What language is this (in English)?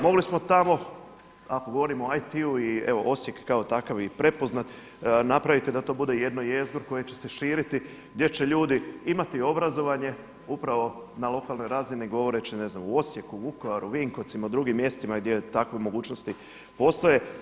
Croatian